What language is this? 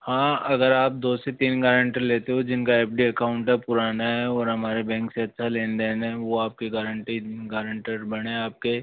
Hindi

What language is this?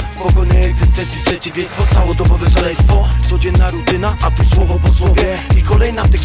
Polish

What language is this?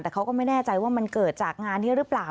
Thai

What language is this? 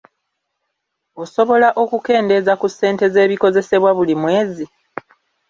Ganda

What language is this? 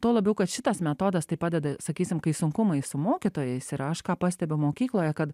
Lithuanian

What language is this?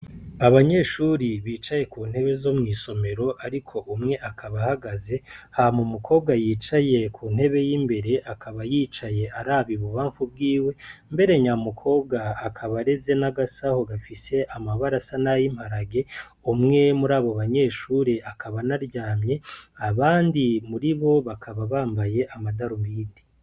Rundi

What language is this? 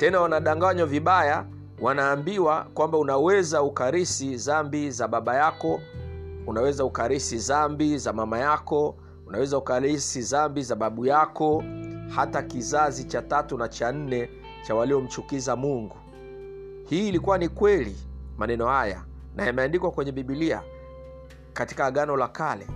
Swahili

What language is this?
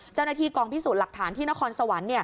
Thai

